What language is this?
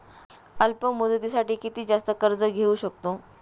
Marathi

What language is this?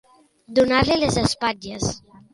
Catalan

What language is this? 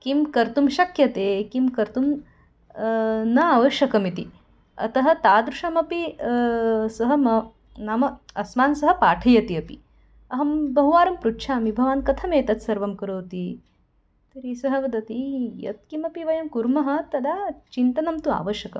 Sanskrit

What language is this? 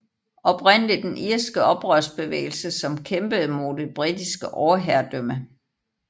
Danish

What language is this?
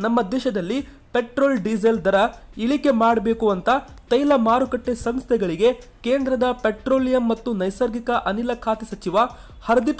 Hindi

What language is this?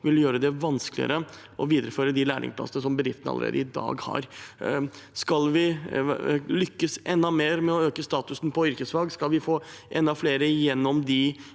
Norwegian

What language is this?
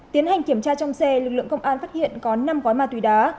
Vietnamese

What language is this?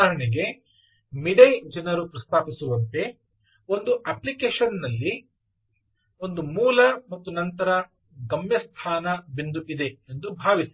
Kannada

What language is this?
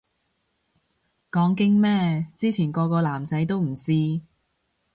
Cantonese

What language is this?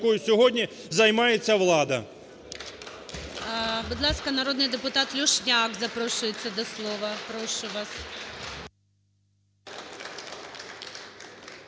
Ukrainian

